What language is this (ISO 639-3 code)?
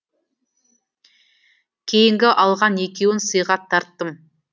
kaz